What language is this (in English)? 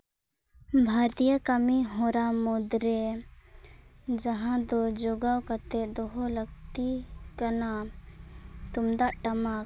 Santali